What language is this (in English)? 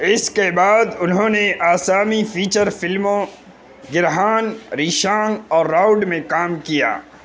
Urdu